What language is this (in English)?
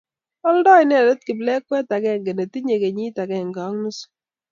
Kalenjin